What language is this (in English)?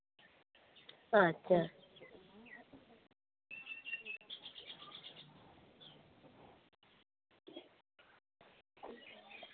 Santali